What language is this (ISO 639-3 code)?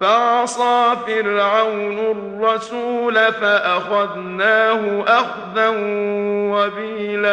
ara